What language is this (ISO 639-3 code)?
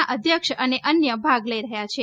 guj